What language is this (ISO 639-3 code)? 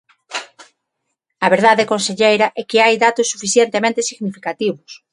glg